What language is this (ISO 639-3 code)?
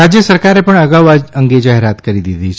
guj